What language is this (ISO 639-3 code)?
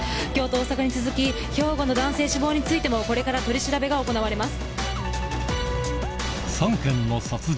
jpn